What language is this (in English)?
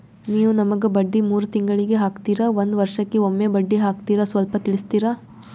Kannada